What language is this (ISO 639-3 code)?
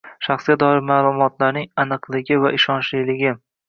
uzb